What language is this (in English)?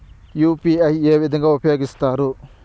Telugu